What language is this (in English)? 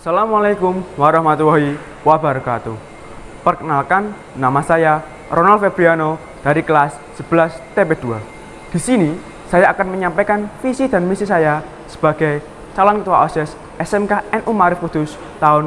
Indonesian